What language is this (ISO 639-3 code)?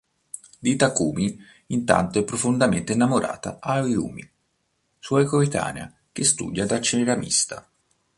ita